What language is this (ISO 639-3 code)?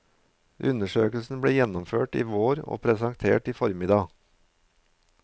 nor